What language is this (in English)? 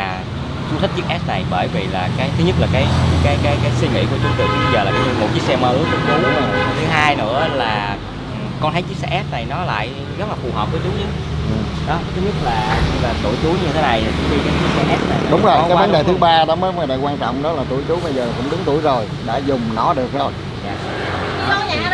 Vietnamese